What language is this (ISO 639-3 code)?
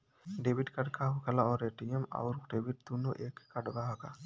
bho